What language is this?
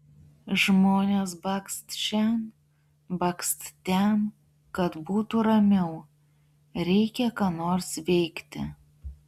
Lithuanian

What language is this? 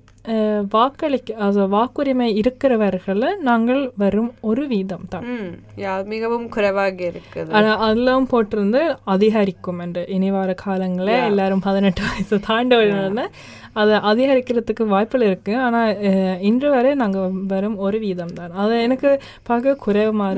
Tamil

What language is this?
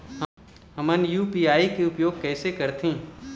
Chhattisgarhi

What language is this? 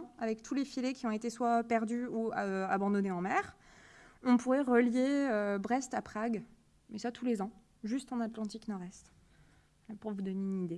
French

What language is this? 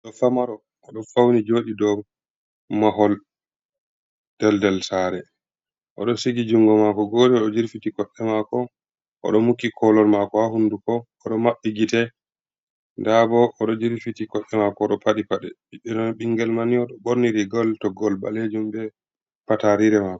Fula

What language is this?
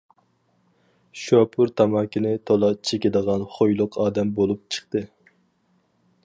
Uyghur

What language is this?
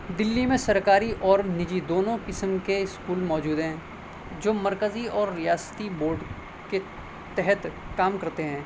Urdu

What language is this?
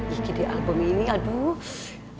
Indonesian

